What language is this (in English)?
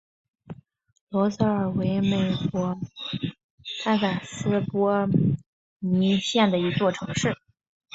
Chinese